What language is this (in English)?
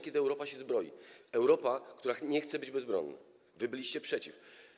Polish